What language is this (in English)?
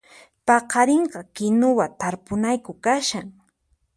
Puno Quechua